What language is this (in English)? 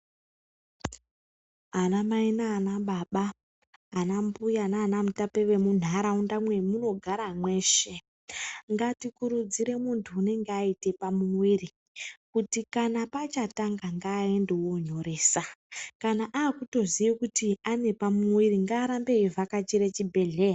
Ndau